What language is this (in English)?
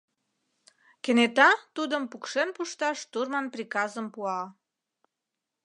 Mari